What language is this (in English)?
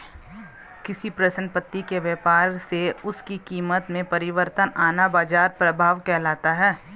Hindi